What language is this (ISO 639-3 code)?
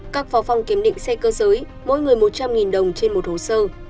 vie